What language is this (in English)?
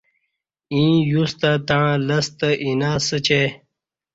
Kati